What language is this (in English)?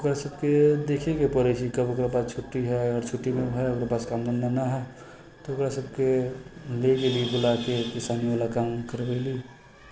Maithili